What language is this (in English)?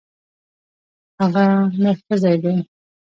Pashto